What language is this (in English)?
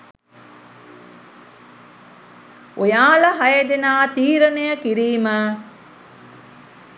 Sinhala